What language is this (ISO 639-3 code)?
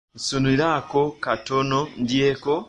lug